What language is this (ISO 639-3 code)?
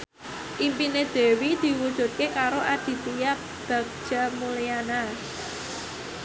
jav